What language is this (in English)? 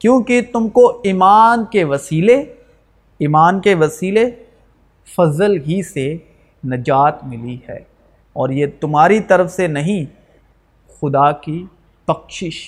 Urdu